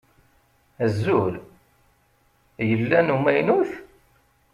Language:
Kabyle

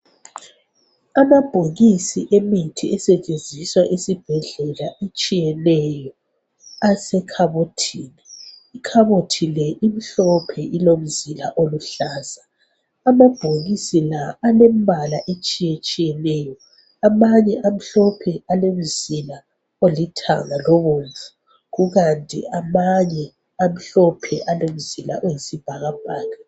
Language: North Ndebele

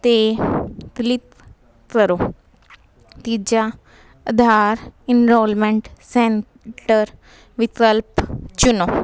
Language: Punjabi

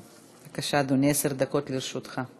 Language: Hebrew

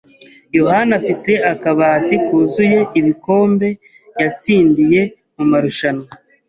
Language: Kinyarwanda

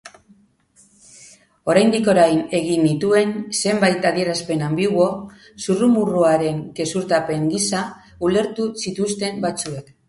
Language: Basque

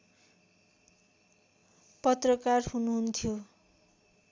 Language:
Nepali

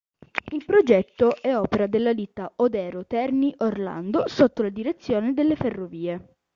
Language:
Italian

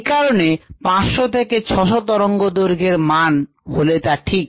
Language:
Bangla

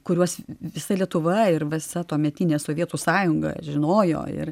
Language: Lithuanian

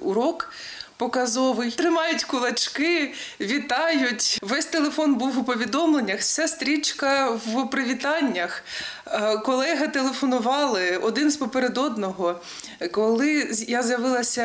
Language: Ukrainian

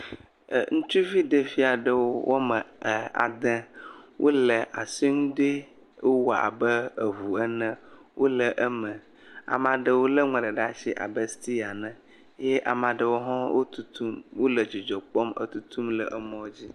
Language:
Ewe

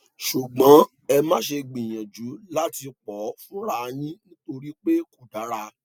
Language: Yoruba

